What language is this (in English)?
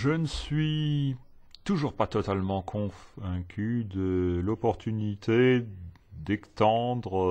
French